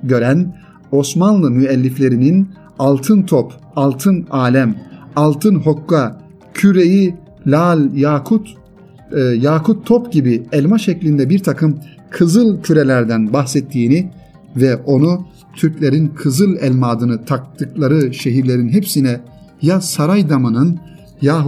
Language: Turkish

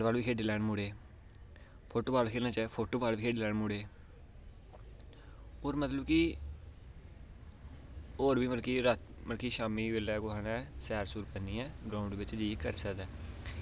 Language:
Dogri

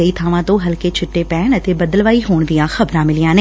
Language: Punjabi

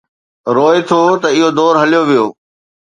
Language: Sindhi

